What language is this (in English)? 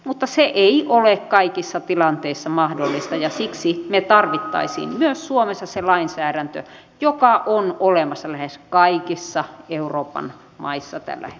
Finnish